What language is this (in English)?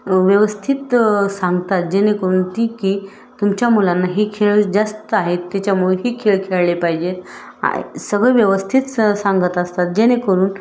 Marathi